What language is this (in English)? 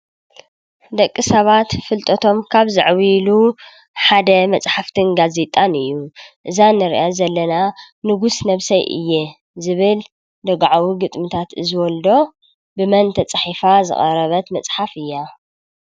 Tigrinya